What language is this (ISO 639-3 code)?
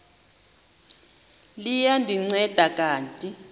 xho